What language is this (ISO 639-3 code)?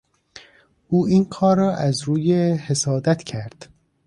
fas